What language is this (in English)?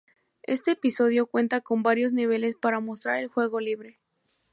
Spanish